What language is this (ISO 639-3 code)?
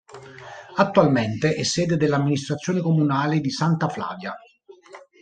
ita